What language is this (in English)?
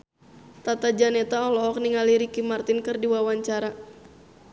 Sundanese